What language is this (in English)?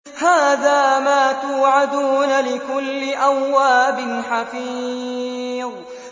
Arabic